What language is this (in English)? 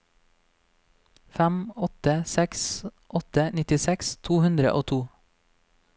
Norwegian